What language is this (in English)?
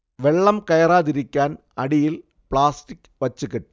Malayalam